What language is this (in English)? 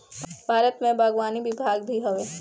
Bhojpuri